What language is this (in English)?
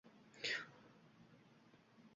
Uzbek